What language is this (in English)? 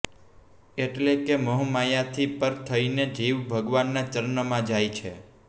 Gujarati